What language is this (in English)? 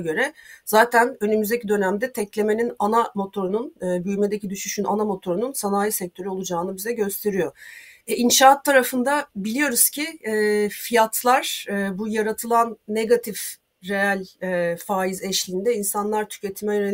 Turkish